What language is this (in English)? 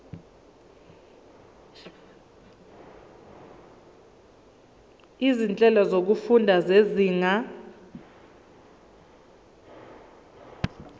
Zulu